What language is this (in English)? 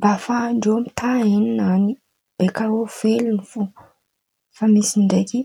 Antankarana Malagasy